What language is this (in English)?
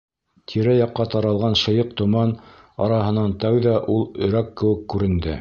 Bashkir